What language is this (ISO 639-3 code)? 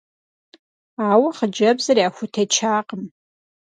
kbd